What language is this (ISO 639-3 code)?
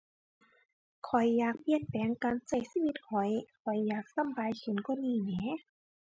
tha